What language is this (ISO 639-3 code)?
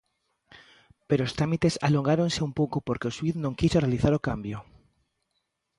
glg